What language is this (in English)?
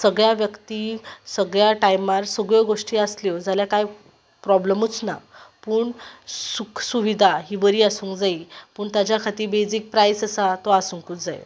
Konkani